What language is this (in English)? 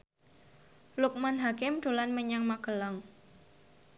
Javanese